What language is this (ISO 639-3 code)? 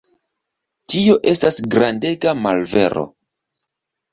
epo